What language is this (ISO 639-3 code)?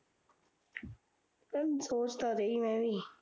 pan